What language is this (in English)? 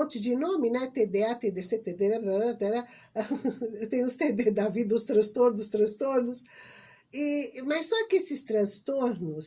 Portuguese